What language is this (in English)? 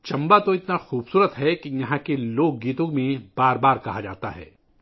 Urdu